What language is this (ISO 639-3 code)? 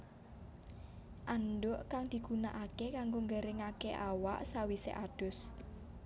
jav